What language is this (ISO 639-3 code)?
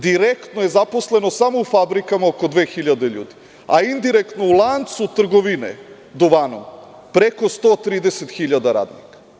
srp